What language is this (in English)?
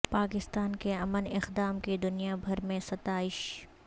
Urdu